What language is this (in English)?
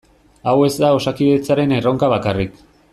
Basque